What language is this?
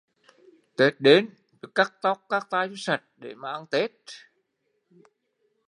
Vietnamese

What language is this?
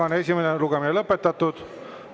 Estonian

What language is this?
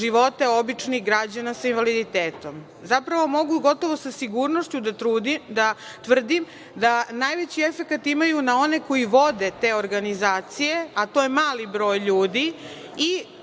Serbian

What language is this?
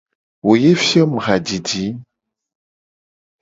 Gen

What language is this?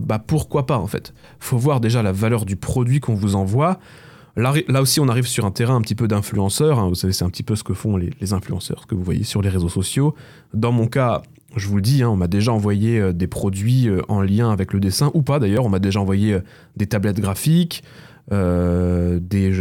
French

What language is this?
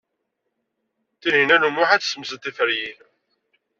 Kabyle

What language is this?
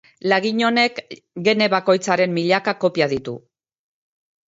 Basque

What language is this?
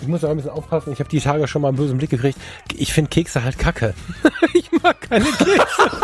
German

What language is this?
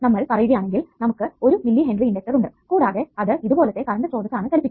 Malayalam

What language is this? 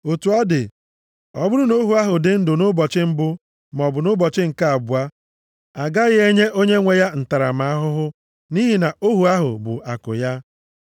Igbo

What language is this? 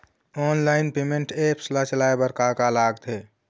Chhattisgarhi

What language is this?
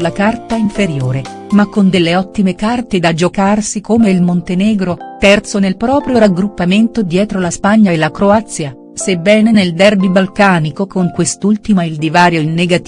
Italian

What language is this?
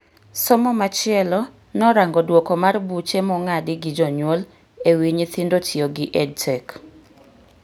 Luo (Kenya and Tanzania)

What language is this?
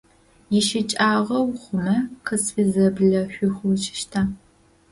Adyghe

